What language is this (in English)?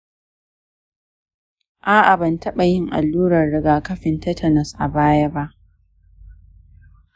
Hausa